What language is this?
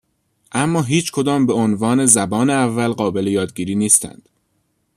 Persian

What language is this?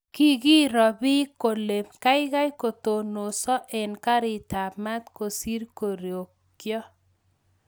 Kalenjin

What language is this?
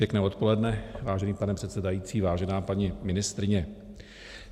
Czech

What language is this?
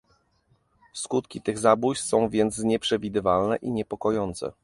Polish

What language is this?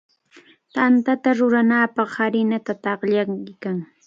Cajatambo North Lima Quechua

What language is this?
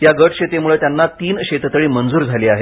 Marathi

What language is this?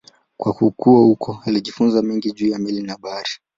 Swahili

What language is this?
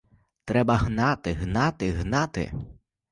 Ukrainian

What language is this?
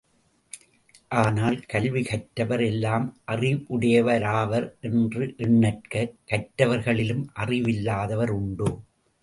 Tamil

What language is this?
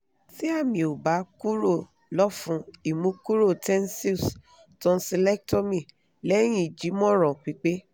Yoruba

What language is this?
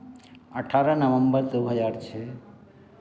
Hindi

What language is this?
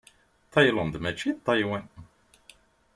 Kabyle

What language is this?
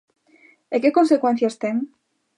Galician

